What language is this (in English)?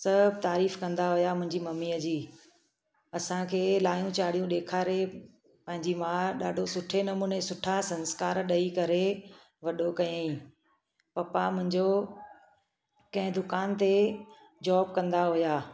Sindhi